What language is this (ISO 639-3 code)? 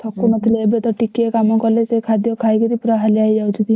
ori